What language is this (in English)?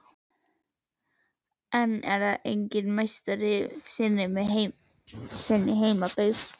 Icelandic